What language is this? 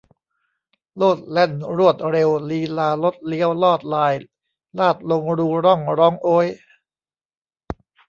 Thai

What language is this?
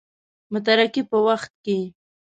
Pashto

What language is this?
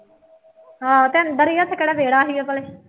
Punjabi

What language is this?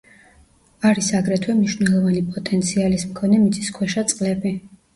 Georgian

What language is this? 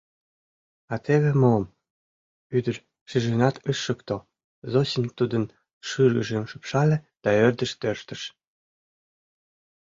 Mari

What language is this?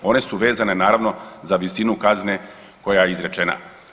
Croatian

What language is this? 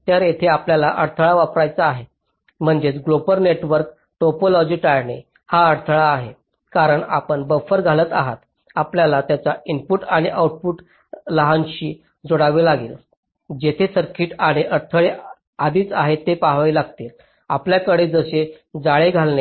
Marathi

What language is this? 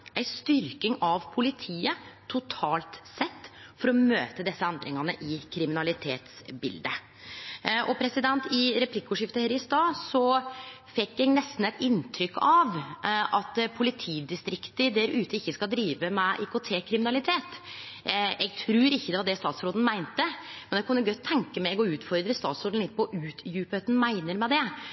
Norwegian Nynorsk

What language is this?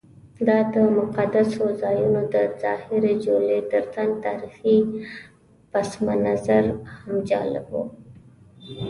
Pashto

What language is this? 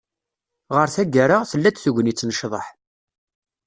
Kabyle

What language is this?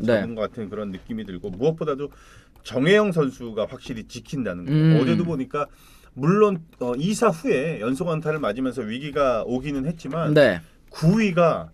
Korean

